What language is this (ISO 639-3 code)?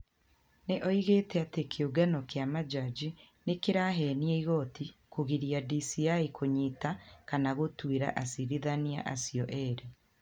kik